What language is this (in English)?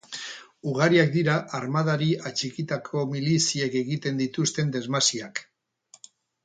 Basque